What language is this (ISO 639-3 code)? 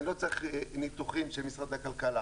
heb